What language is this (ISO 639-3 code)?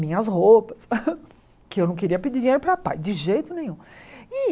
por